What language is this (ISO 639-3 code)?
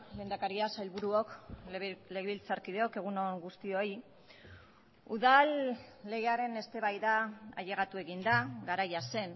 eus